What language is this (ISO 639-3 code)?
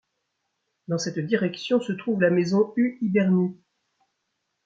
fra